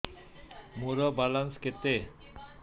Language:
Odia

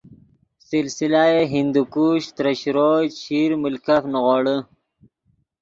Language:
Yidgha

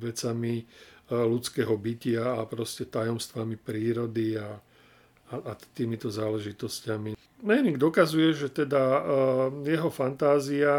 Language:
Slovak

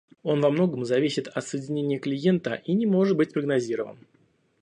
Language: Russian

